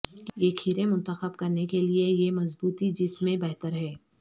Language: Urdu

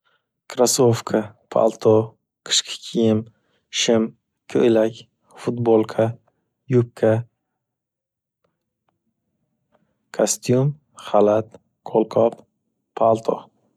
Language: Uzbek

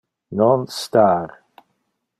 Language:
Interlingua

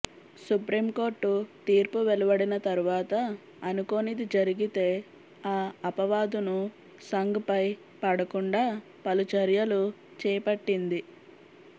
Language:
Telugu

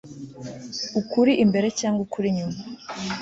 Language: Kinyarwanda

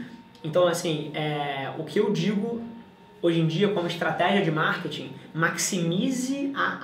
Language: Portuguese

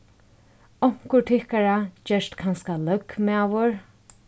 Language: Faroese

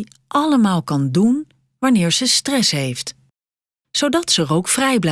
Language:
Dutch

